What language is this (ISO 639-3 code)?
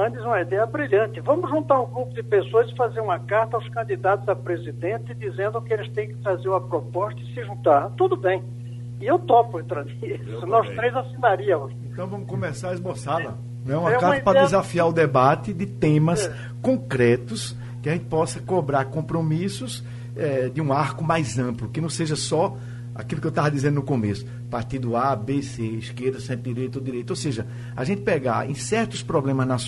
por